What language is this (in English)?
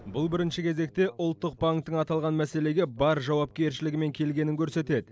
Kazakh